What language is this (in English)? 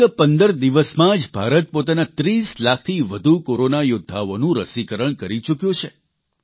Gujarati